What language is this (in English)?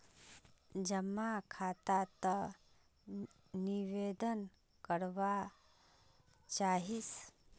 Magahi